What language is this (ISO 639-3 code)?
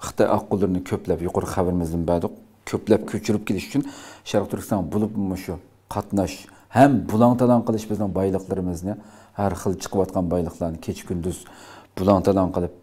tur